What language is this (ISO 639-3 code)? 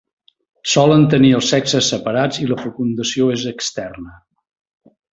cat